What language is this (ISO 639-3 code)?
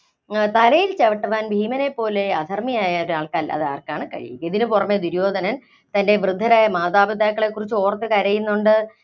mal